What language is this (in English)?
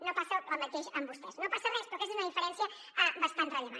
Catalan